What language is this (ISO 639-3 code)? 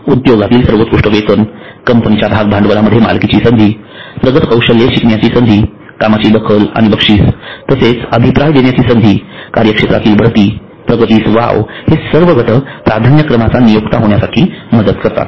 mar